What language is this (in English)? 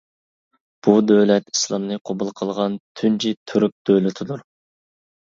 Uyghur